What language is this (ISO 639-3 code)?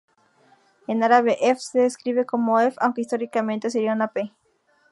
spa